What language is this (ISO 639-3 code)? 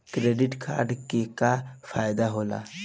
bho